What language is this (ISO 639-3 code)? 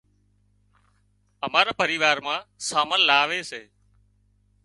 kxp